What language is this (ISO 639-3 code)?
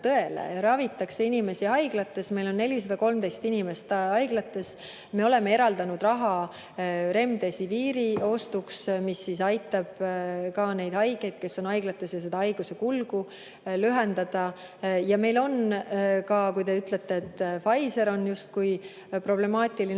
est